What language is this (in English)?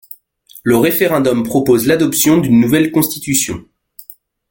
French